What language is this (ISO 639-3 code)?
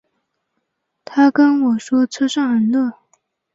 zho